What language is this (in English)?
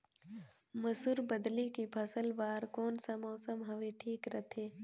Chhattisgarhi